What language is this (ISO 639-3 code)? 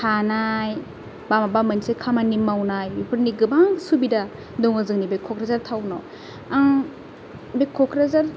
brx